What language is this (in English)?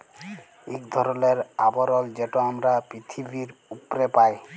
Bangla